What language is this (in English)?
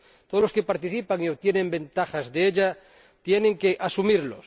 Spanish